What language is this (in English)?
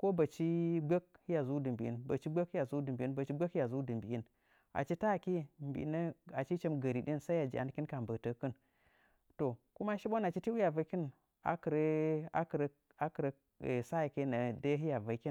Nzanyi